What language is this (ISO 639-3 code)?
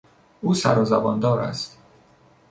fas